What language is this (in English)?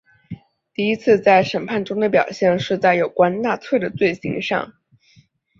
Chinese